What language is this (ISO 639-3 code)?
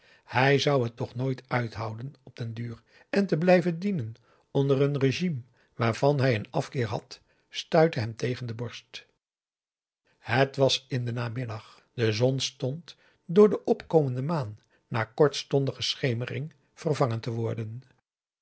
nld